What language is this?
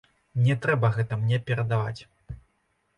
Belarusian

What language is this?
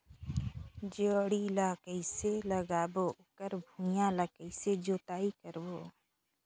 Chhattisgarhi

